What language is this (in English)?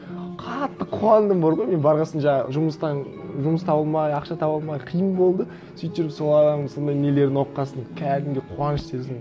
Kazakh